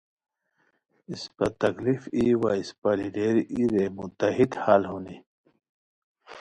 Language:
Khowar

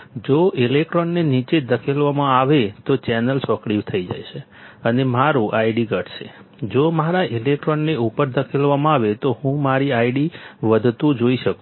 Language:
Gujarati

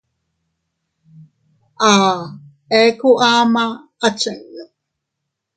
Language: Teutila Cuicatec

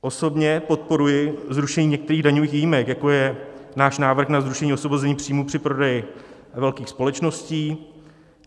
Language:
Czech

